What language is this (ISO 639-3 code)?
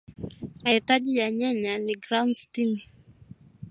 swa